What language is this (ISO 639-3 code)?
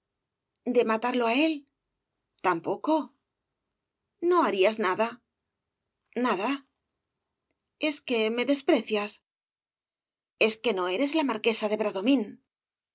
spa